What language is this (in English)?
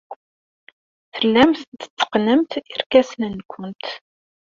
Kabyle